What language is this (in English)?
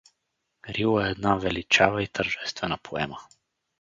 Bulgarian